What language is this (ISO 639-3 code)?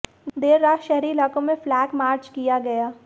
hin